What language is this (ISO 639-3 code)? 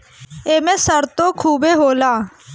bho